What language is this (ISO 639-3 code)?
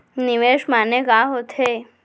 hne